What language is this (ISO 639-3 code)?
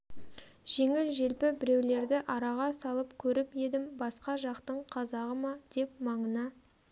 kaz